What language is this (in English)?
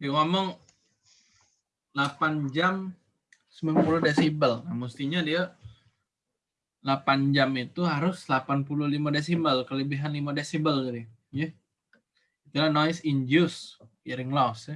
Indonesian